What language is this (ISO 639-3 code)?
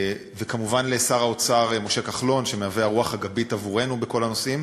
heb